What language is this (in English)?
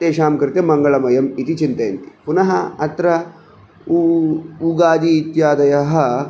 Sanskrit